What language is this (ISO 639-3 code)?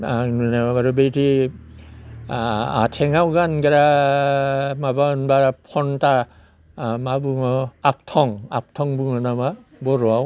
brx